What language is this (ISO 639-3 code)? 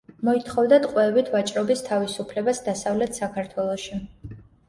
kat